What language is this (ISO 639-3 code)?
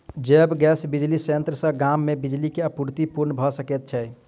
mai